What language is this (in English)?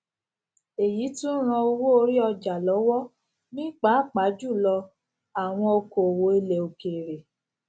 Yoruba